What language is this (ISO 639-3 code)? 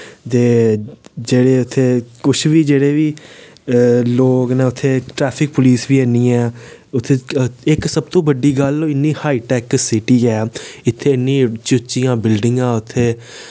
doi